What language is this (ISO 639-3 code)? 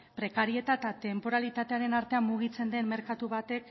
eus